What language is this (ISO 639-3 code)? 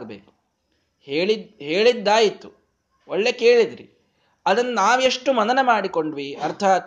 kan